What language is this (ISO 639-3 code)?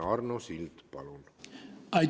est